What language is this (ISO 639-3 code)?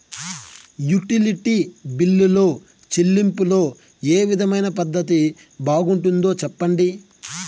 tel